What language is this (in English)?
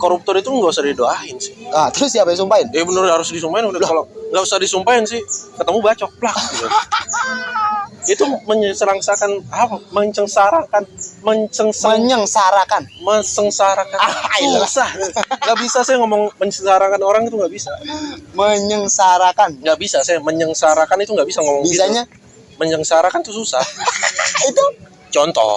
Indonesian